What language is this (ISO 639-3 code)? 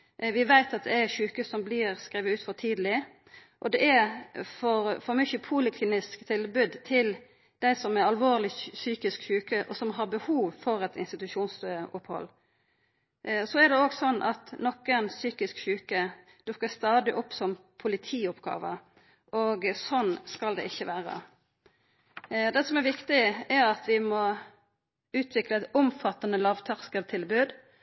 nno